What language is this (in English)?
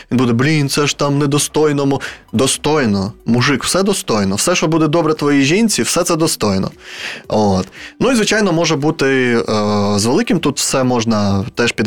Ukrainian